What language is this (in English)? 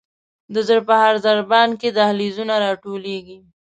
Pashto